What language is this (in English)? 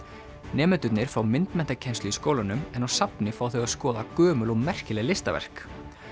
Icelandic